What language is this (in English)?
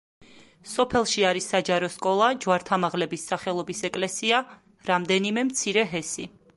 Georgian